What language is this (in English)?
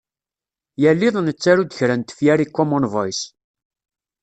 Kabyle